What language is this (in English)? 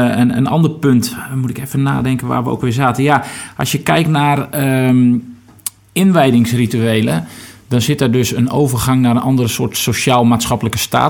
Dutch